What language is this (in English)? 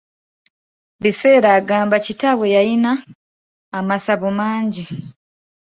Ganda